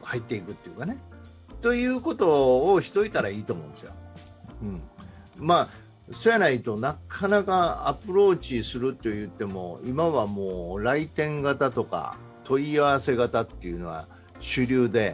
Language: Japanese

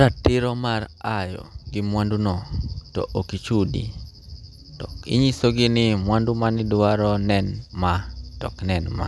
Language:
Luo (Kenya and Tanzania)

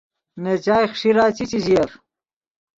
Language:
Yidgha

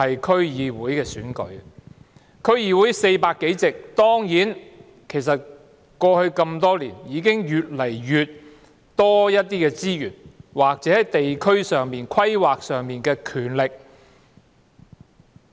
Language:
Cantonese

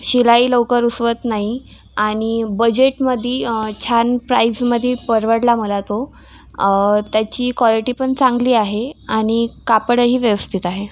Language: Marathi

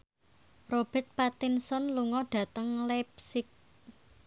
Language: Javanese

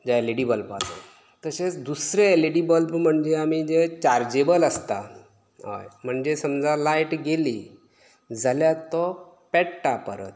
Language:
Konkani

